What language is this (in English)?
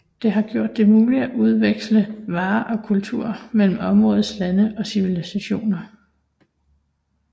Danish